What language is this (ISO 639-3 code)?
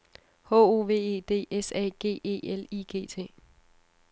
dan